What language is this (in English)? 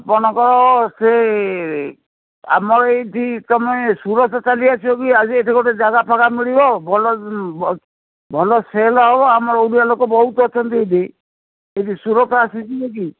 Odia